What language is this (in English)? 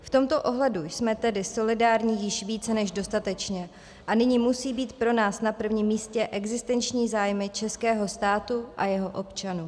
Czech